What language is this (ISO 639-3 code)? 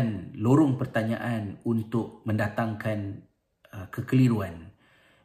msa